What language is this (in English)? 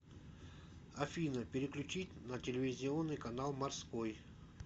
Russian